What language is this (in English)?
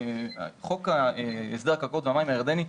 Hebrew